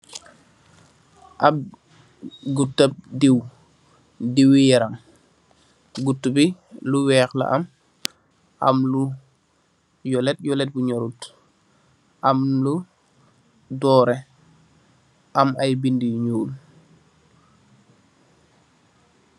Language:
Wolof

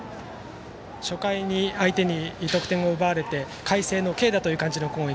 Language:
Japanese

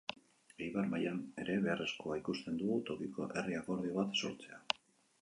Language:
Basque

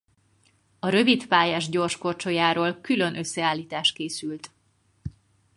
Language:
Hungarian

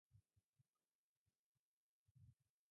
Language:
Basque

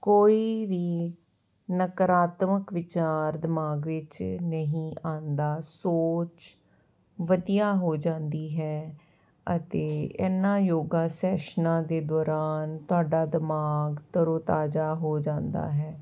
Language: Punjabi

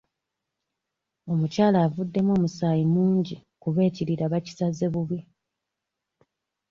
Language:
Ganda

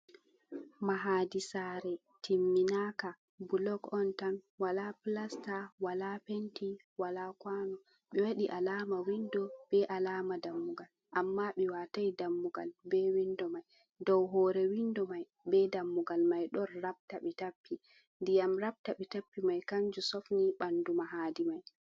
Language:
Fula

